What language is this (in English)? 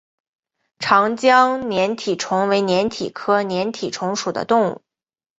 Chinese